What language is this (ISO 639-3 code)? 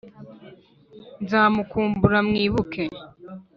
kin